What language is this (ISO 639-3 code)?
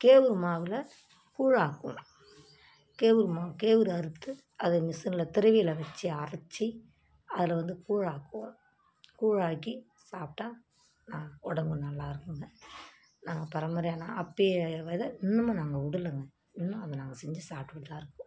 tam